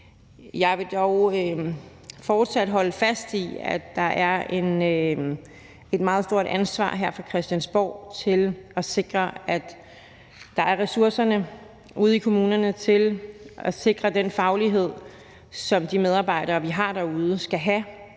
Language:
Danish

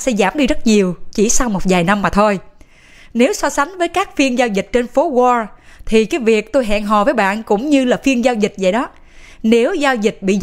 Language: Vietnamese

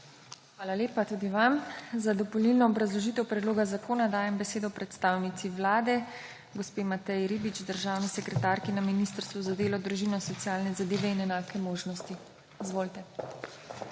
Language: Slovenian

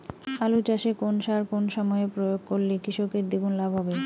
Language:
Bangla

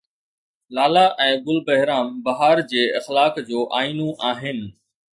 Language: Sindhi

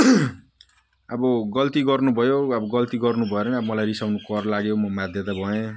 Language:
Nepali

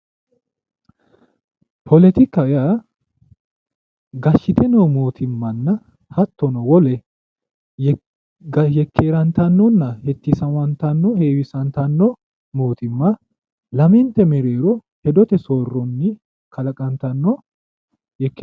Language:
Sidamo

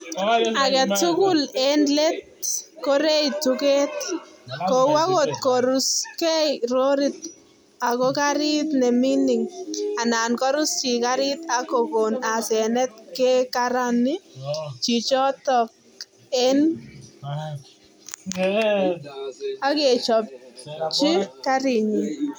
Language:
Kalenjin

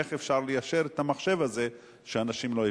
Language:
Hebrew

